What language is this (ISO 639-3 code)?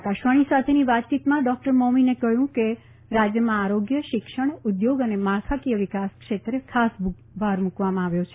guj